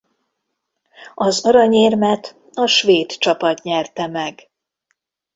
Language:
Hungarian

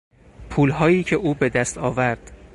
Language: Persian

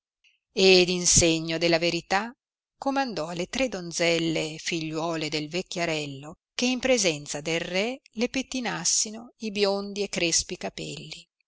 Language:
Italian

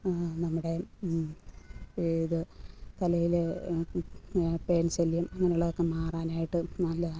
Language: Malayalam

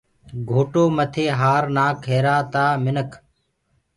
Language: Gurgula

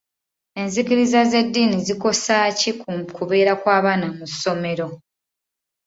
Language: Ganda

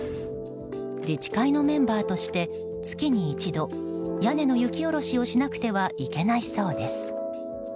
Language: Japanese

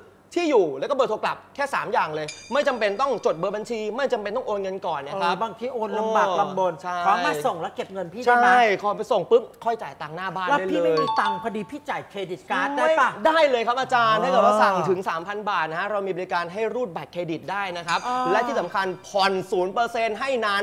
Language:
Thai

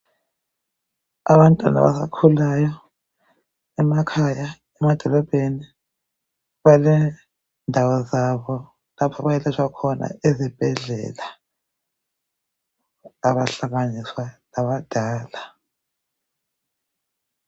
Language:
North Ndebele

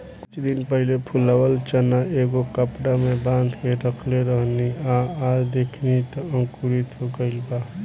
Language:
Bhojpuri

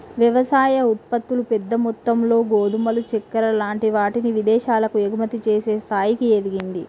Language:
Telugu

